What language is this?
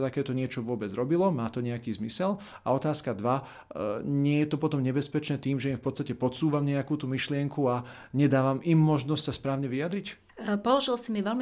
Slovak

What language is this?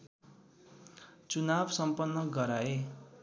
Nepali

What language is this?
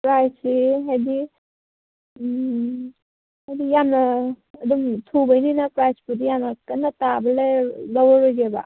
Manipuri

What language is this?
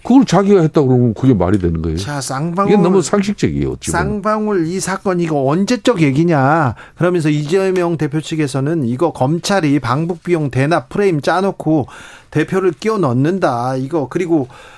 Korean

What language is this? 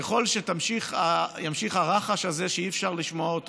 Hebrew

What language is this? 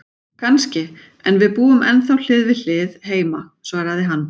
Icelandic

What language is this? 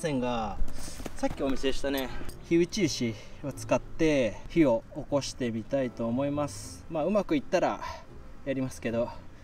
Japanese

